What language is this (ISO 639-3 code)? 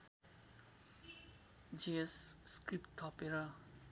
nep